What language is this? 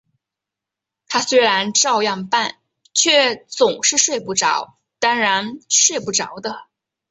Chinese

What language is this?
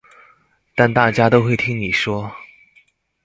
Chinese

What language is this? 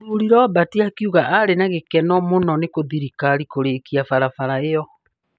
Kikuyu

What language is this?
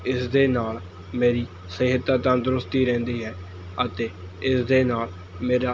Punjabi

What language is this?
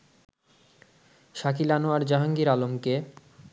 Bangla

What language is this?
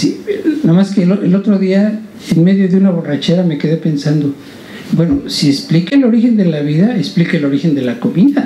Spanish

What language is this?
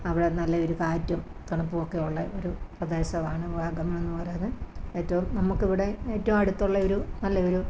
Malayalam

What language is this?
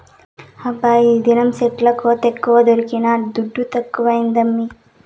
Telugu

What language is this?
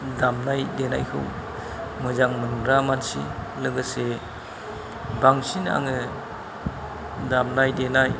Bodo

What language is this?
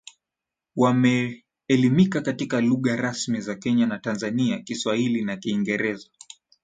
Swahili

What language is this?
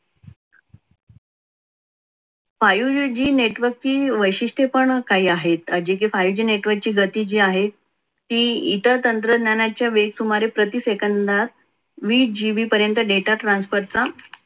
Marathi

